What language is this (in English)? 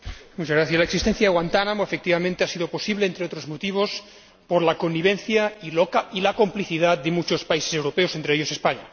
Spanish